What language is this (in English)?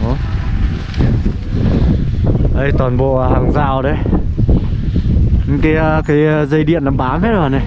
Vietnamese